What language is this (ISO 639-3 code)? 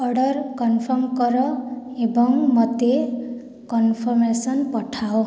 ori